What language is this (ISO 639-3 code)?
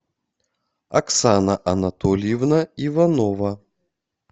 rus